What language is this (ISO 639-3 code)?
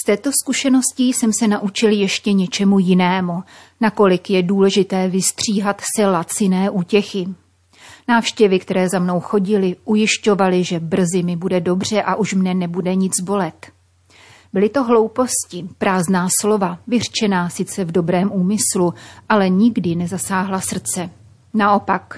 ces